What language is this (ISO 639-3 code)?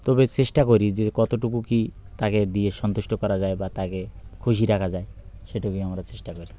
ben